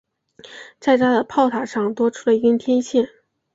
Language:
Chinese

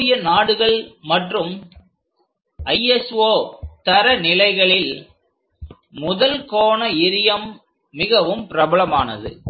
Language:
Tamil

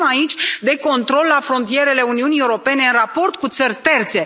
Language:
Romanian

